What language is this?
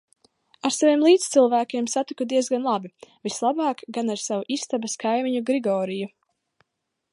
Latvian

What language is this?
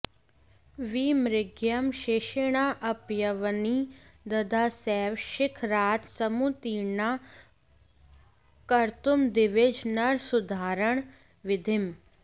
Sanskrit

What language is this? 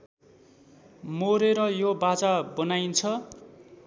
Nepali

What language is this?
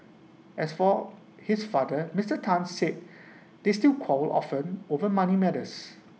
English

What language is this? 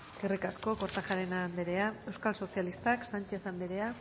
Basque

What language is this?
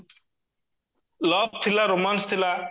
Odia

